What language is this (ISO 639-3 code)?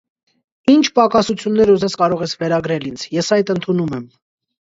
hye